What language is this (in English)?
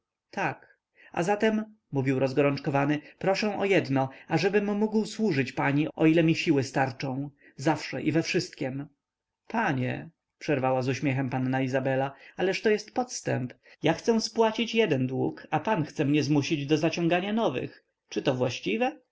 Polish